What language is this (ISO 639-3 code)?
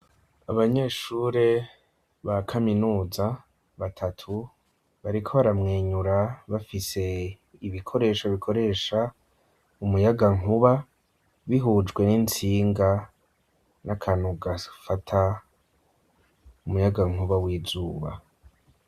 run